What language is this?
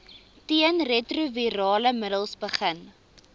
Afrikaans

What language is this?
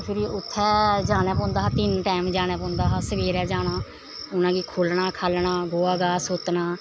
Dogri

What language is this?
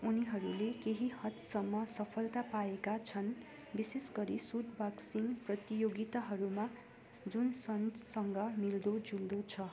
Nepali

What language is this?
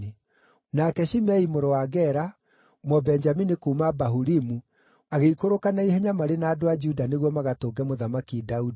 Kikuyu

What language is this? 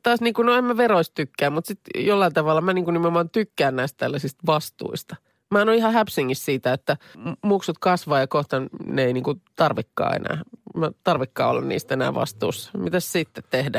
Finnish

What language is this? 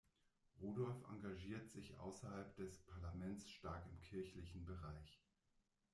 German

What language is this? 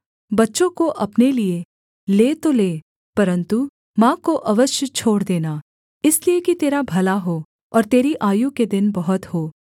Hindi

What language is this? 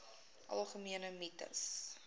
Afrikaans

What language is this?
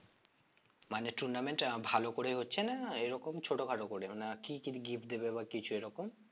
Bangla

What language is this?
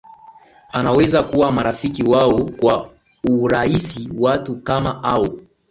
Swahili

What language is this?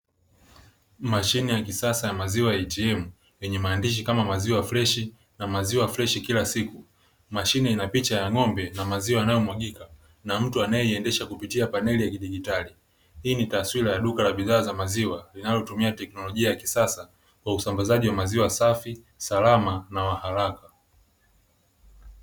Swahili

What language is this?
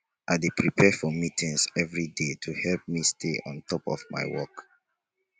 Nigerian Pidgin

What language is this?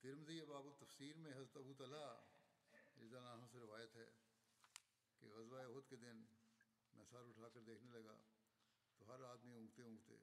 Bulgarian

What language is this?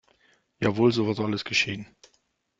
German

